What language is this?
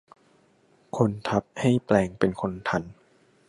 Thai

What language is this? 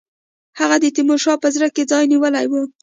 Pashto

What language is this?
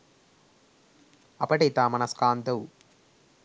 Sinhala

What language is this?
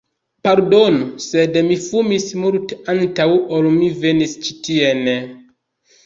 Esperanto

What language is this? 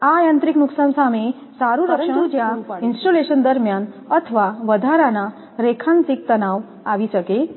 Gujarati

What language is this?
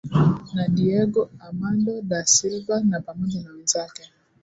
Swahili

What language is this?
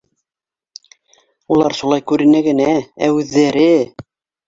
Bashkir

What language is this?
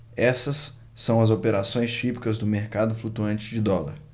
Portuguese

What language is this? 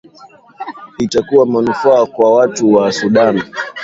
Swahili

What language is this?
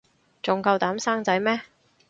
Cantonese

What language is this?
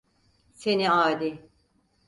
Turkish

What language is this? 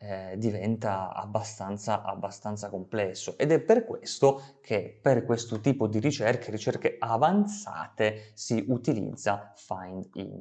Italian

